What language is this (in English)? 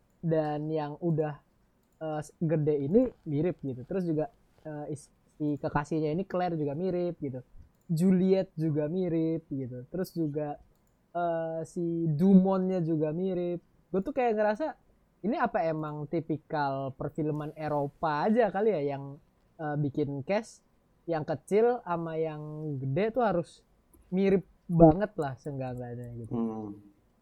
Indonesian